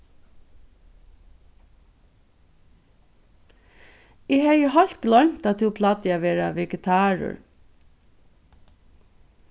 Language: Faroese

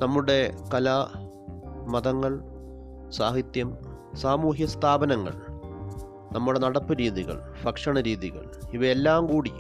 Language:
Malayalam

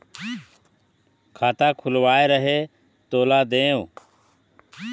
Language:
Chhattisgarhi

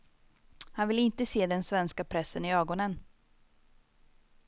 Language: Swedish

